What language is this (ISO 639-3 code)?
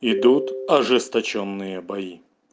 rus